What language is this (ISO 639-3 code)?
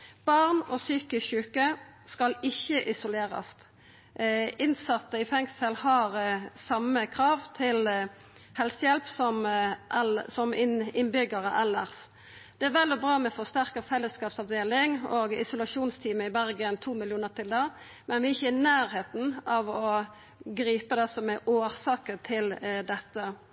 nno